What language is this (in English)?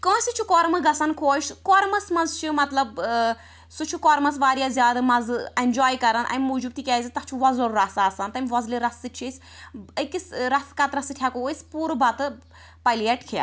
Kashmiri